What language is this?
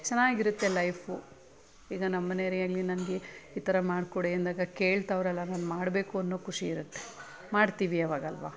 Kannada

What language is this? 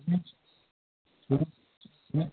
Odia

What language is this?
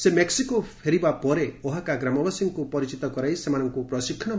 Odia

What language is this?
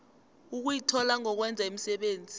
South Ndebele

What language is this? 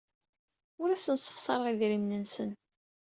Kabyle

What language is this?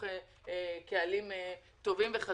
Hebrew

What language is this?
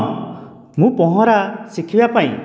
Odia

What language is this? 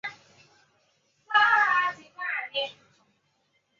Chinese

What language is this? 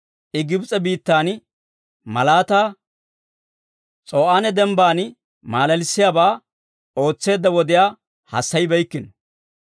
Dawro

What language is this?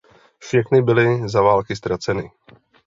Czech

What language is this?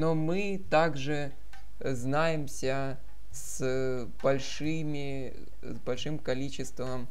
Russian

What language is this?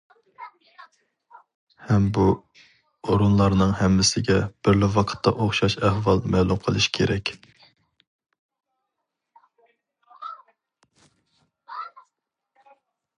Uyghur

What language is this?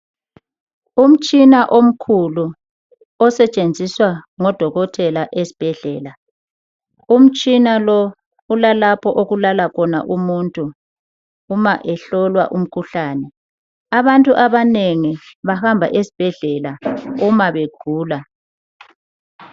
North Ndebele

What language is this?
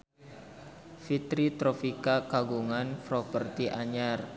Sundanese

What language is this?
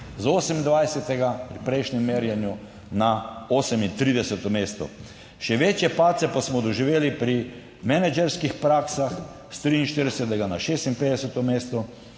Slovenian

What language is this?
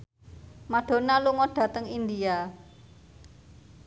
Javanese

